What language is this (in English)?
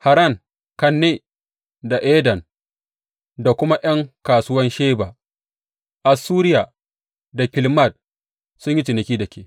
Hausa